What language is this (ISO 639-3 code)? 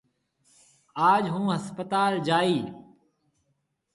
mve